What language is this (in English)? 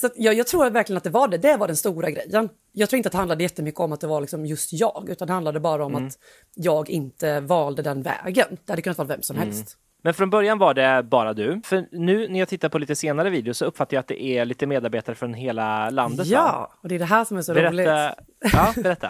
Swedish